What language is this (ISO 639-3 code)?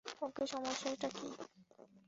ben